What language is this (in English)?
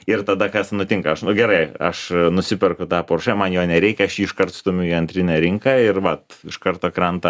Lithuanian